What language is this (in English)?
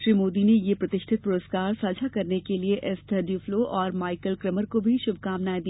Hindi